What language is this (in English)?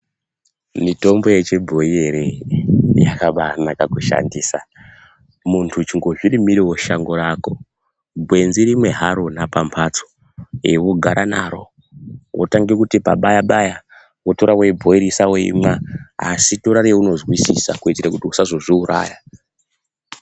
Ndau